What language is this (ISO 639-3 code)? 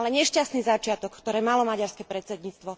slk